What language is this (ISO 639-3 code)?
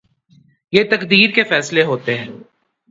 urd